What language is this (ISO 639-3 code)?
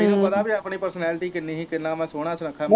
pan